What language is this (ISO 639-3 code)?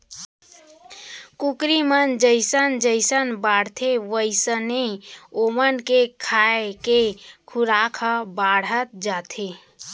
hne